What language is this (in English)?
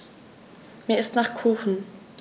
German